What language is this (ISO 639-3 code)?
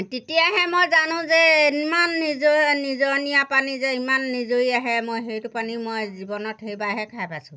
asm